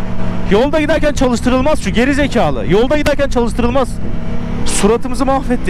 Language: Turkish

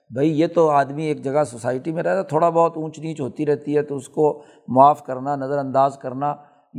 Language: Urdu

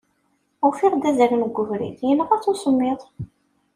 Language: Kabyle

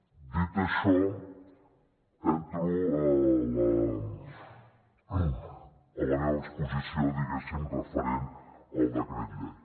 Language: Catalan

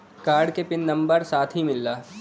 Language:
Bhojpuri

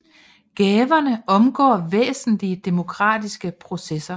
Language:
Danish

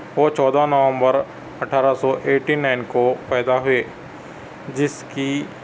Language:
Urdu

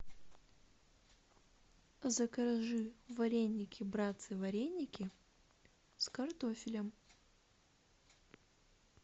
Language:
Russian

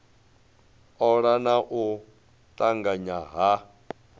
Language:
Venda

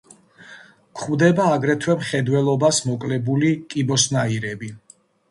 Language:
Georgian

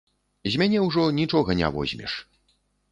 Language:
Belarusian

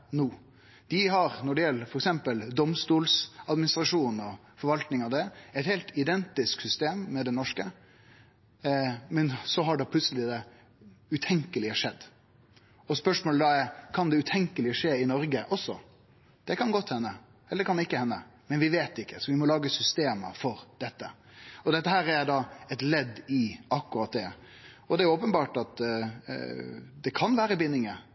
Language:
Norwegian Nynorsk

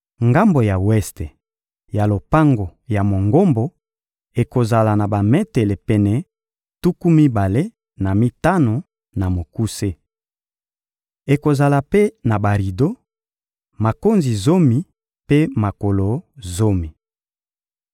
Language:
Lingala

